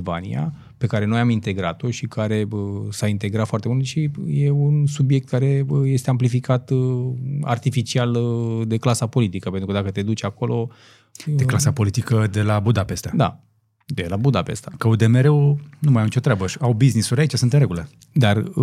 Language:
Romanian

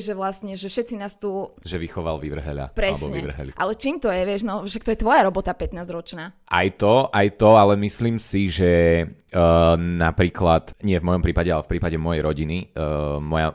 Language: Slovak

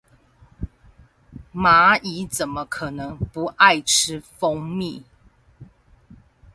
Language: Chinese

